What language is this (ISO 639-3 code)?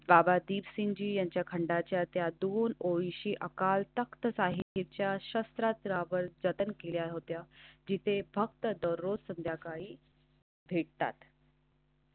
mar